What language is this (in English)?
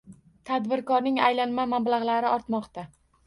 Uzbek